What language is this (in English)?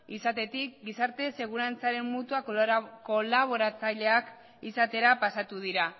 Basque